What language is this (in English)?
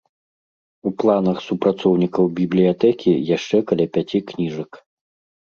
Belarusian